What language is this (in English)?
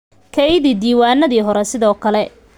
Somali